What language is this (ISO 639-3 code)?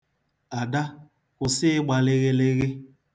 ibo